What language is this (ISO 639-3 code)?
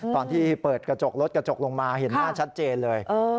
tha